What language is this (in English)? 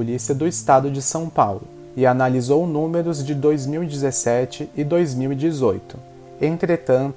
Portuguese